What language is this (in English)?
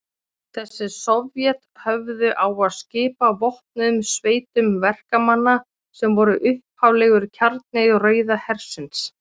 Icelandic